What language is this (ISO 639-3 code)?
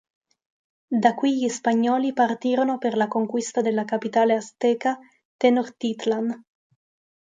ita